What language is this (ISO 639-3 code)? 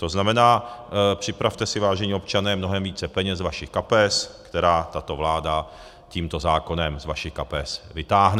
ces